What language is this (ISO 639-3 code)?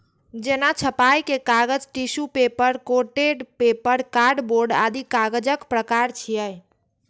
mai